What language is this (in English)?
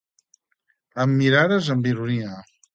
Catalan